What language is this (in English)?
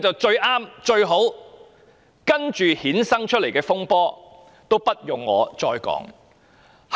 Cantonese